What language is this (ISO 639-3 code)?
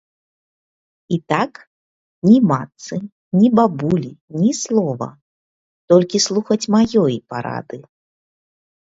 bel